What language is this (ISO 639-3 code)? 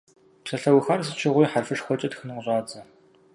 kbd